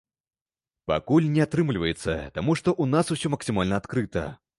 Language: Belarusian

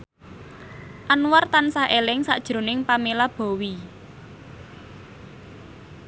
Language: Javanese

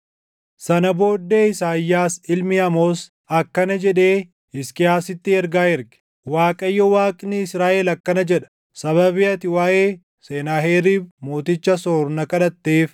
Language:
Oromo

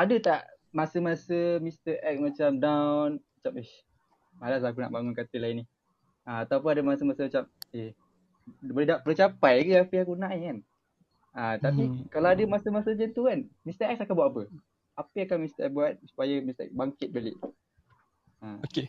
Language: Malay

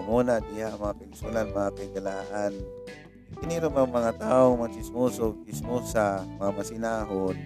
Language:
Filipino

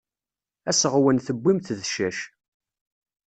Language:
Kabyle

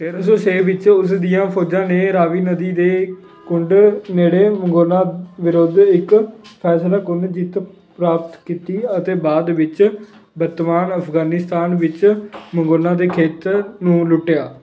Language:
Punjabi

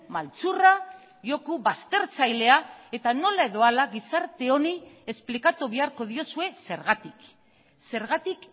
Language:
Basque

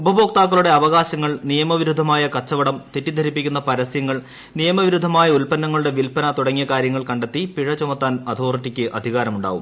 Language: Malayalam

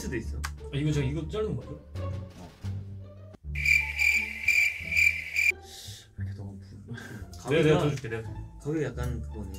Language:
Korean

